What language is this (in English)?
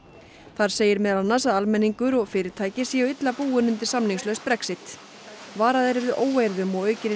Icelandic